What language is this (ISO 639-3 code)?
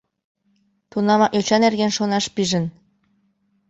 chm